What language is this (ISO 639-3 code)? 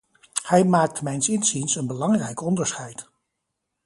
nld